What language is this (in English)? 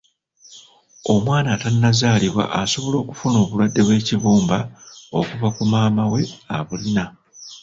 Ganda